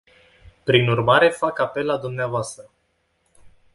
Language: Romanian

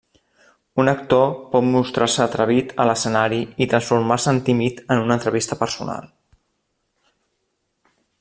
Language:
Catalan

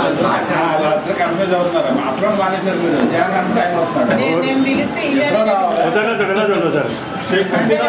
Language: Spanish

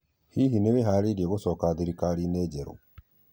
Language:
Kikuyu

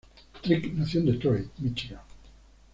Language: Spanish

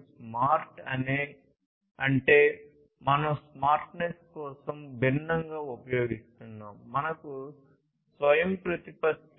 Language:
Telugu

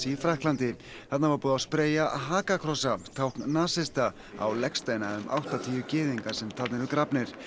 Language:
Icelandic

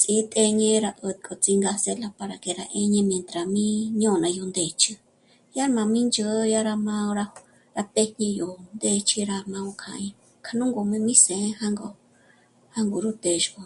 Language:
Michoacán Mazahua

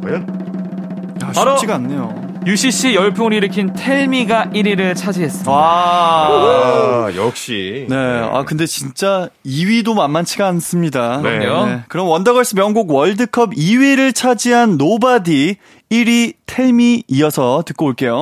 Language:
Korean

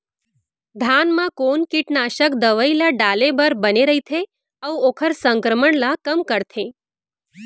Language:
Chhattisgarhi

